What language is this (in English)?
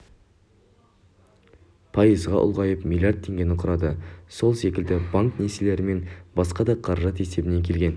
Kazakh